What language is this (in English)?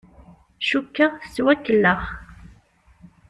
Kabyle